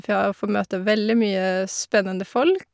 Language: Norwegian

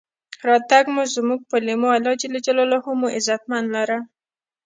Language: Pashto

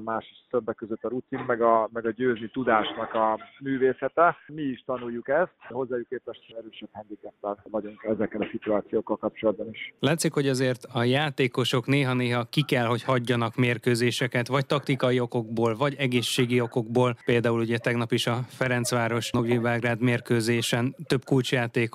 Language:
Hungarian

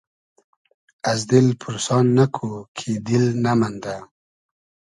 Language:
Hazaragi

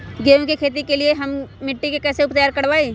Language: Magahi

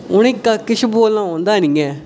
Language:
Dogri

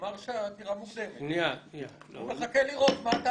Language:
Hebrew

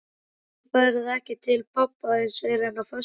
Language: Icelandic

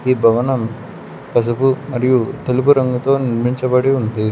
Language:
Telugu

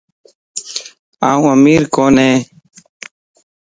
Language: Lasi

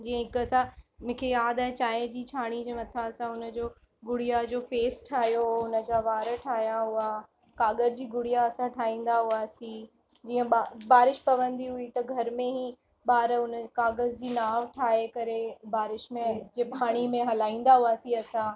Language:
Sindhi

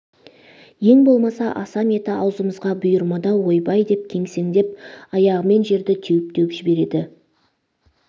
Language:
Kazakh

